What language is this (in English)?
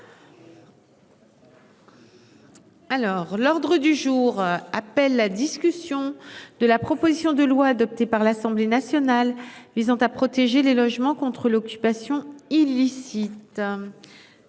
French